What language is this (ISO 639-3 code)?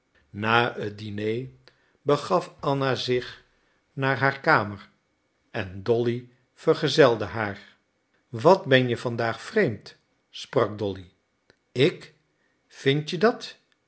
nld